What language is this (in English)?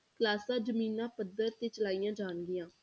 Punjabi